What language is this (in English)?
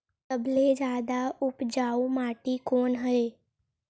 Chhattisgarhi